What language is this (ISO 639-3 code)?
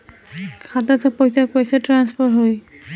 bho